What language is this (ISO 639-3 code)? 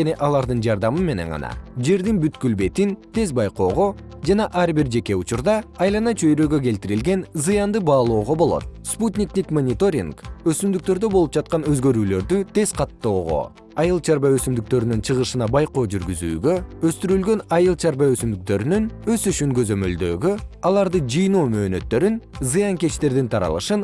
kir